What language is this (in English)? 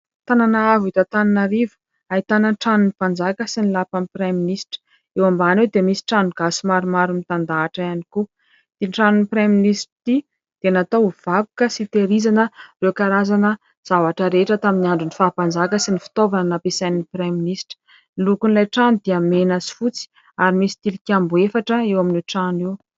Malagasy